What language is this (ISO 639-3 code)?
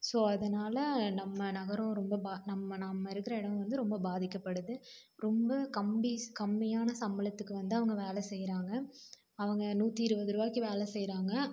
tam